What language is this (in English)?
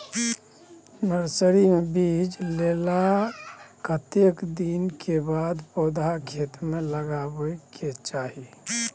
Maithili